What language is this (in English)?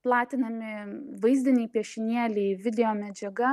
Lithuanian